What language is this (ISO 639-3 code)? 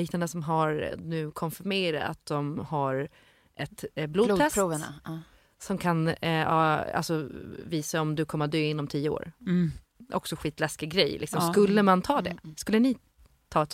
swe